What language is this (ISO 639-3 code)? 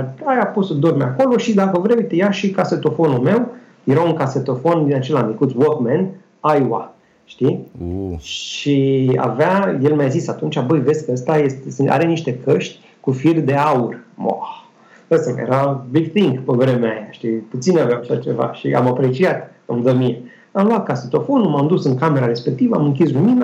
ron